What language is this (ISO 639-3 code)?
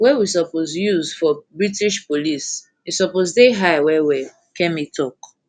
pcm